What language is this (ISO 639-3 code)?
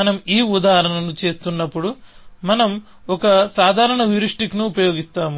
tel